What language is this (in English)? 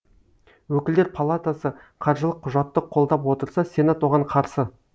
Kazakh